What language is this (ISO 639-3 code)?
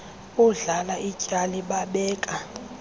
xho